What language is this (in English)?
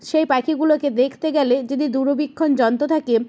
Bangla